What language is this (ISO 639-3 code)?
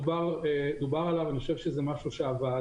heb